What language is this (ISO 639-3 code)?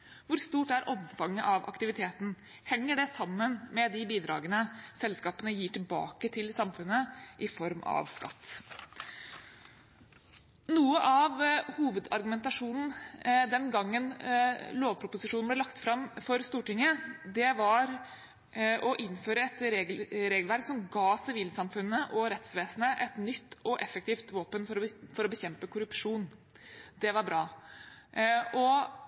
nob